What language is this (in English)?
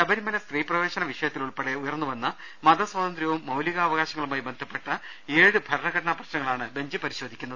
Malayalam